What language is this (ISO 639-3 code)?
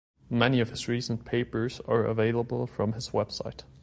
eng